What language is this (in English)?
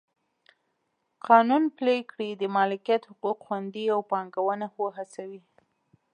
Pashto